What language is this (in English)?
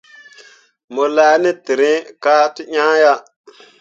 Mundang